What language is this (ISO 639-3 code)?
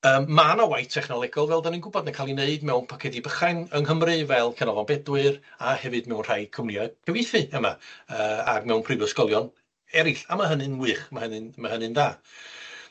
cym